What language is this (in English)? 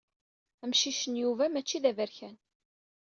Kabyle